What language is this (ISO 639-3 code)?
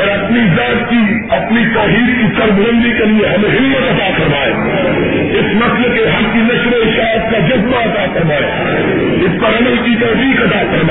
urd